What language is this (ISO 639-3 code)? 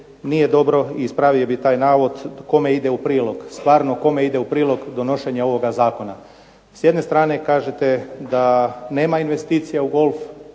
hrv